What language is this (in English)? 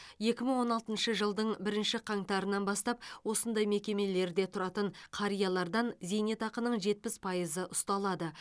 Kazakh